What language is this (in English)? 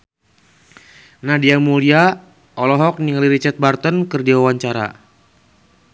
Sundanese